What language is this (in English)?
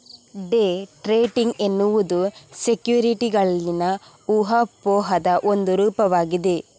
Kannada